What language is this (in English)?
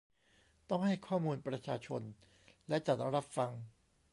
Thai